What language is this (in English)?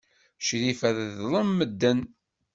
Kabyle